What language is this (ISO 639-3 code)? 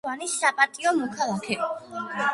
kat